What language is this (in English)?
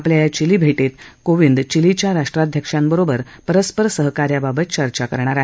Marathi